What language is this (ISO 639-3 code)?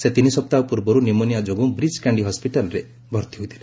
ori